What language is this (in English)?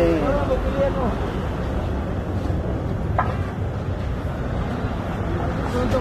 Filipino